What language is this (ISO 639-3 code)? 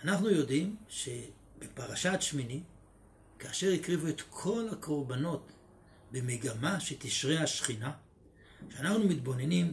heb